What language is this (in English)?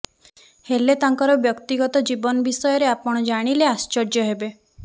Odia